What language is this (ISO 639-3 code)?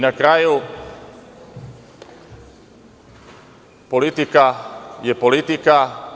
srp